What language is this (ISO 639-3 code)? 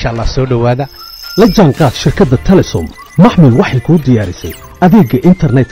ara